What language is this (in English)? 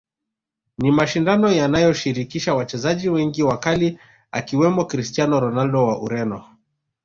Swahili